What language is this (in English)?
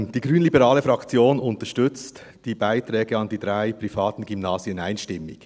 Swiss German